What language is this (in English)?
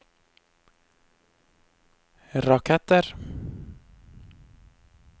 Norwegian